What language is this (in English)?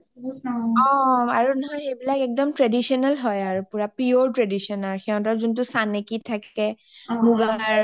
Assamese